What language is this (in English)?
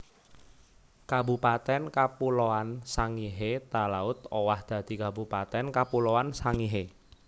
Javanese